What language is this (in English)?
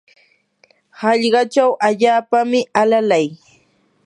Yanahuanca Pasco Quechua